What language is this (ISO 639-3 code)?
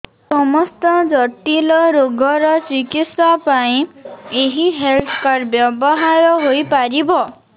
ori